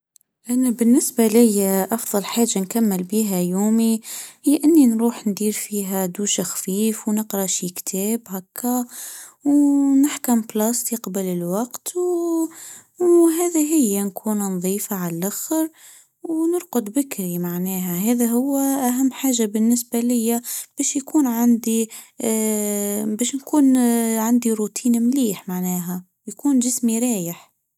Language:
Tunisian Arabic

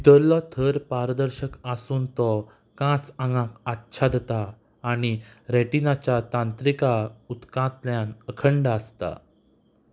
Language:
Konkani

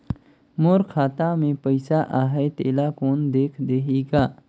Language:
Chhattisgarhi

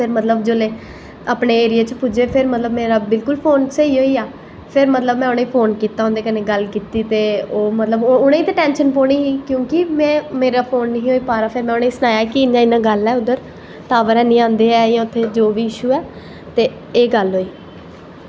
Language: Dogri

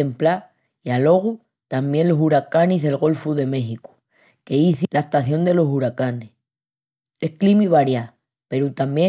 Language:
Extremaduran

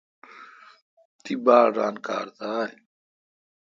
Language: Kalkoti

